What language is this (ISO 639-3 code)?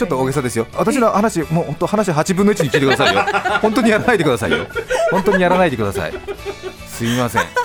jpn